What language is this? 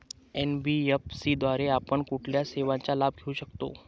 Marathi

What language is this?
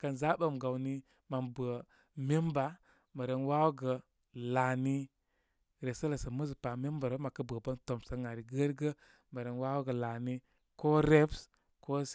Koma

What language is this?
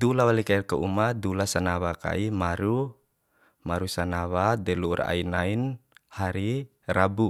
Bima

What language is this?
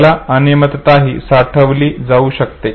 Marathi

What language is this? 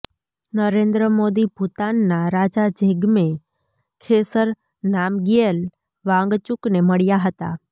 Gujarati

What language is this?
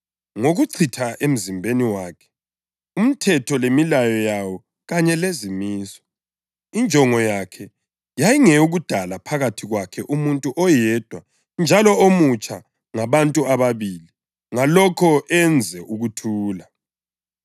North Ndebele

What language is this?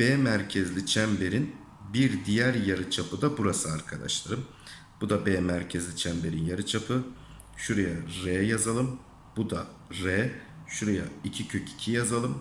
Turkish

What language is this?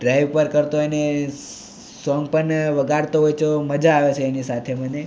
Gujarati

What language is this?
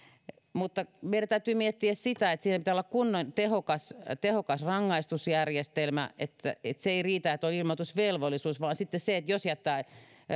Finnish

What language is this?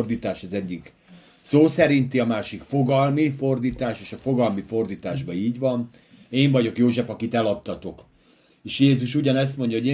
Hungarian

